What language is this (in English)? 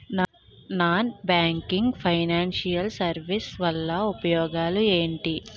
Telugu